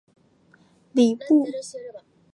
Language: Chinese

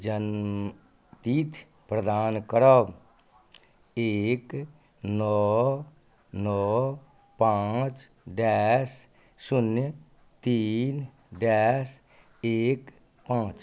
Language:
Maithili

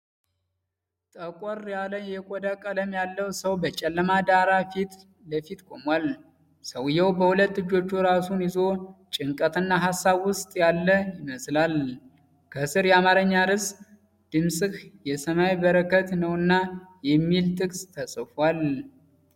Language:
Amharic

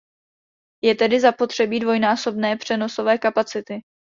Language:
Czech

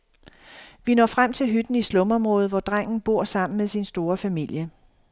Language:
Danish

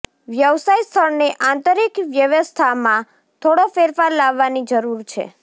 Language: Gujarati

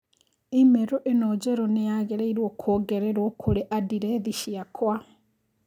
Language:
Kikuyu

